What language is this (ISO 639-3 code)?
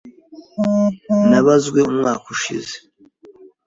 kin